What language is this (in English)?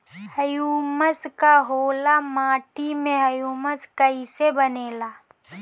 Bhojpuri